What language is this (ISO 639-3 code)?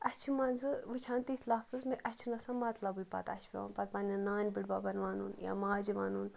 kas